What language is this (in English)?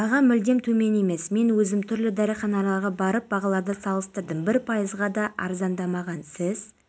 Kazakh